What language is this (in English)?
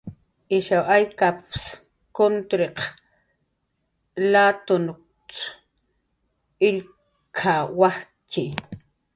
Jaqaru